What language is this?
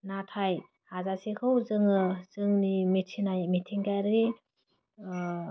Bodo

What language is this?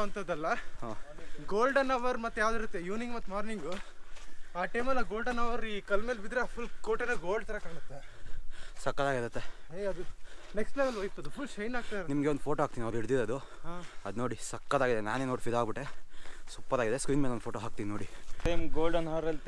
Kannada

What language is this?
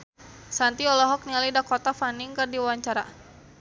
Sundanese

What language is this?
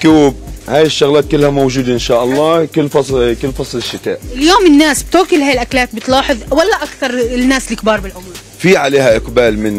Arabic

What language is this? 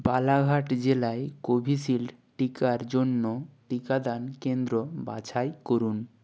Bangla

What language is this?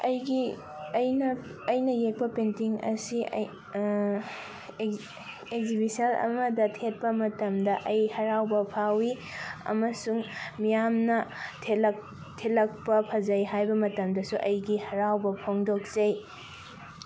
Manipuri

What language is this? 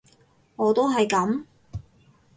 Cantonese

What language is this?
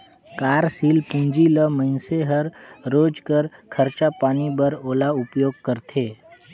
Chhattisgarhi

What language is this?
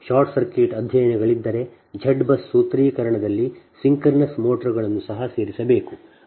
Kannada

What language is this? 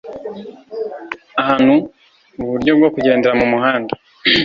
Kinyarwanda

